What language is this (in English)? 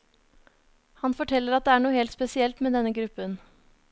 Norwegian